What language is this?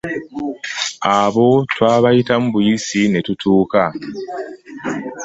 Ganda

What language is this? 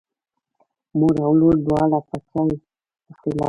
Pashto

